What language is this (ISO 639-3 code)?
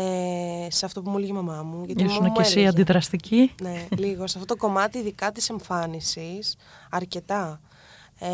ell